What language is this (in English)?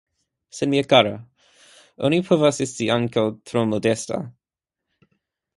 Esperanto